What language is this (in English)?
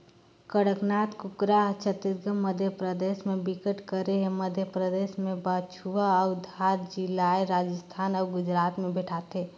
Chhattisgarhi